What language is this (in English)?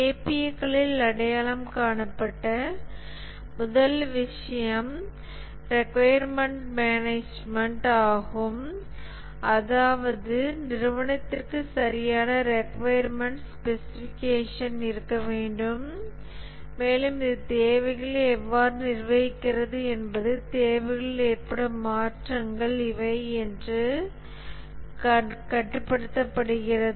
Tamil